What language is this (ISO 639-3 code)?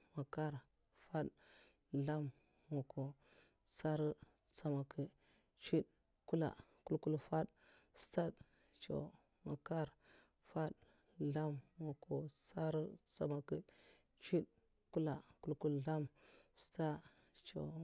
maf